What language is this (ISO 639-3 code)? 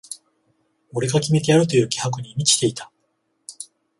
jpn